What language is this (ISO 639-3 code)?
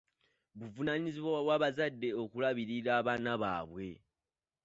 lug